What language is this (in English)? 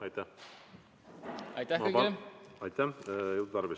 Estonian